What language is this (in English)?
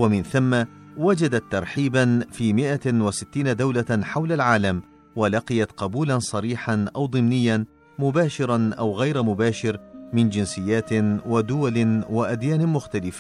Arabic